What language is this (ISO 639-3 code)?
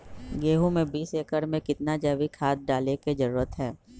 mag